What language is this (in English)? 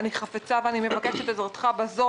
Hebrew